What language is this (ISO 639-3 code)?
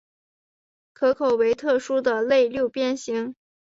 zho